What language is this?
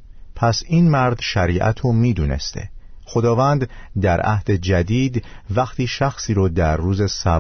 Persian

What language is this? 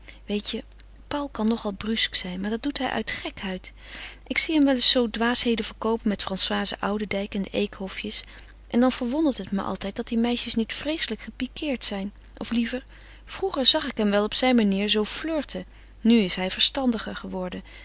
Dutch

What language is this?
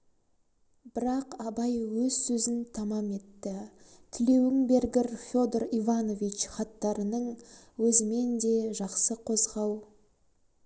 Kazakh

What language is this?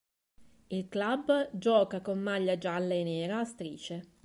Italian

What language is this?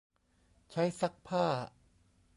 Thai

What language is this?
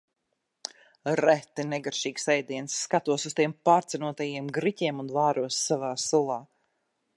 Latvian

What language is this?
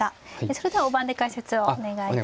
Japanese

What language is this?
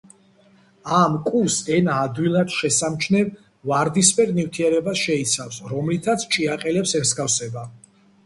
Georgian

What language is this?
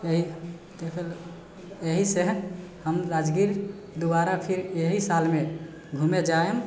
Maithili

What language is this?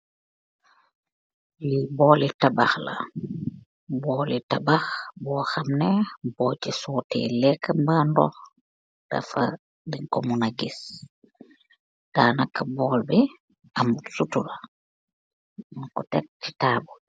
Wolof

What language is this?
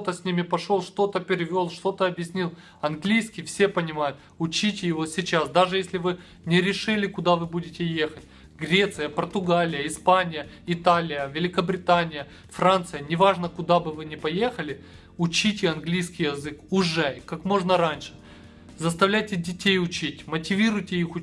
Russian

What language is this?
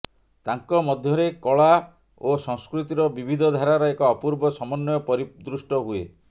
Odia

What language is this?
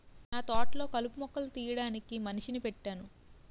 Telugu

